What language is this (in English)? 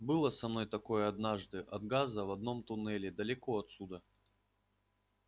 Russian